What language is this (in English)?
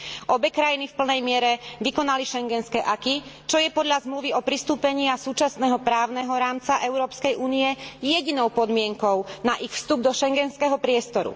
Slovak